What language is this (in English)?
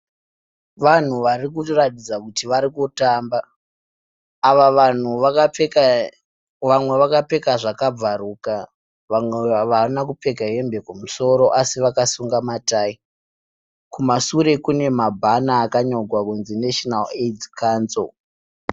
Shona